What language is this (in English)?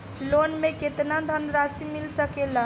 Bhojpuri